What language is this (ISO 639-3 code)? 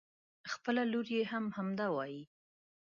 pus